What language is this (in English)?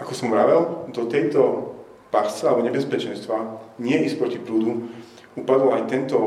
Slovak